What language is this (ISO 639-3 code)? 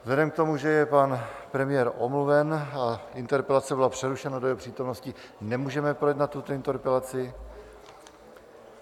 ces